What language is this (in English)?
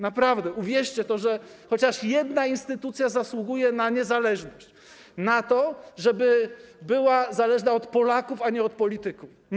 Polish